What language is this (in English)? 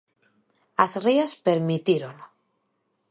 Galician